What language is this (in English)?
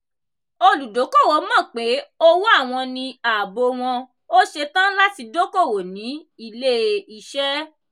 Yoruba